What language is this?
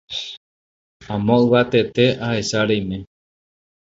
Guarani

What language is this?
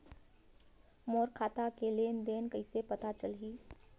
Chhattisgarhi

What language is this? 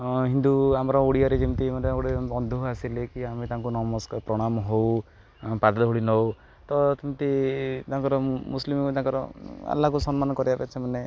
Odia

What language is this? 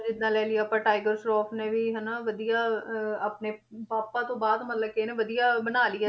Punjabi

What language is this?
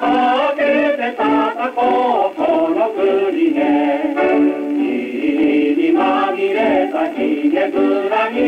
Japanese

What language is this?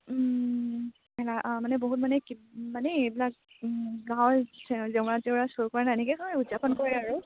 Assamese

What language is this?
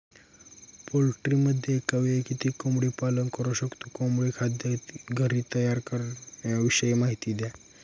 Marathi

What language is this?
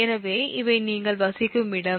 Tamil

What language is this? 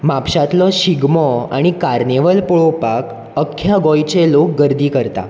Konkani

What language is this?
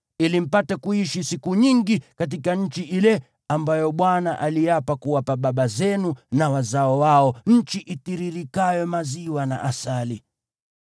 Swahili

